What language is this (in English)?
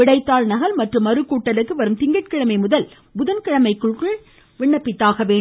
Tamil